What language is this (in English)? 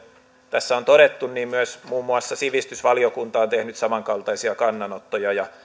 Finnish